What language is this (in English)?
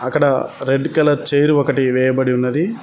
Telugu